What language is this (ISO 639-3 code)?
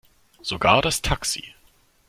deu